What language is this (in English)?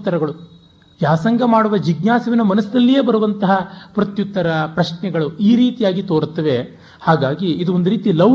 Kannada